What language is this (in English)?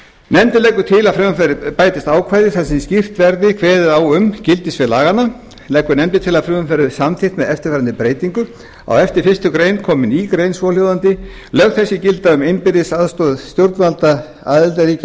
Icelandic